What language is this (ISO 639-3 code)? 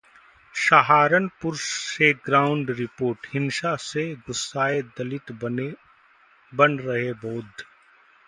hin